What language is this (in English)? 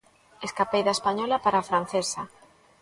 Galician